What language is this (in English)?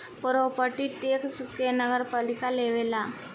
Bhojpuri